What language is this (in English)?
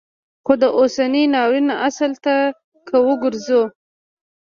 Pashto